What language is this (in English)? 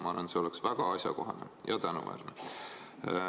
Estonian